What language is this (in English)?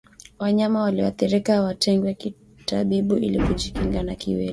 Swahili